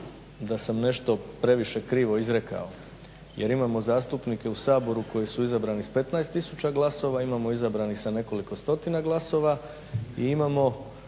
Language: Croatian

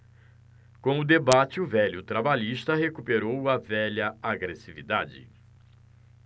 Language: Portuguese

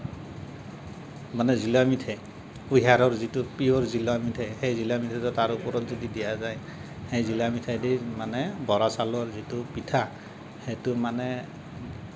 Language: Assamese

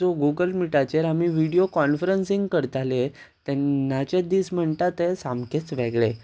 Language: Konkani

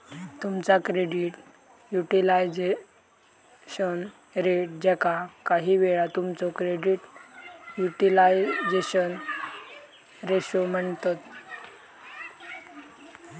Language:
Marathi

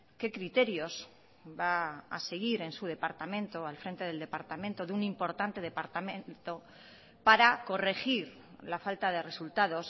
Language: Spanish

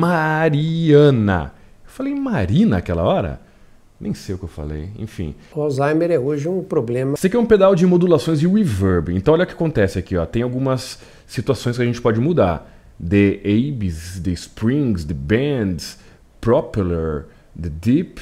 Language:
Portuguese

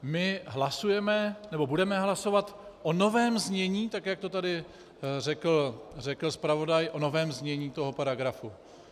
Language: Czech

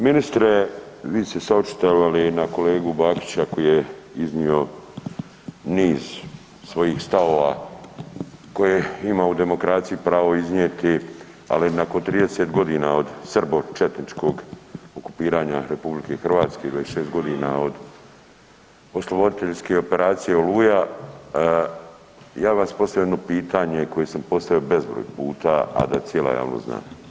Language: Croatian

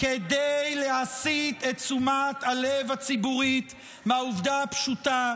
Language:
Hebrew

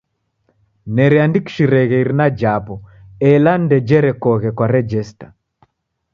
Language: Taita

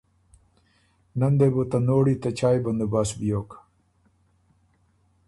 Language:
Ormuri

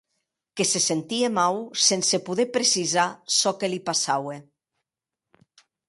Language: Occitan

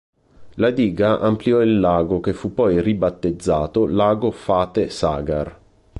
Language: Italian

